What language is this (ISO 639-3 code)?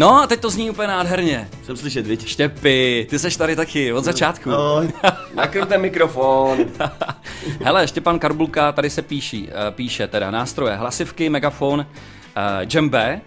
ces